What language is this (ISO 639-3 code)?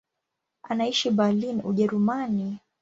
swa